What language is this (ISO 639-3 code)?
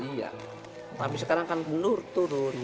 ind